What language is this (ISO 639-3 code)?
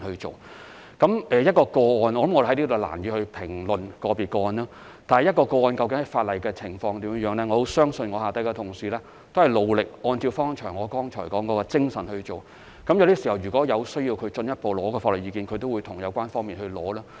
yue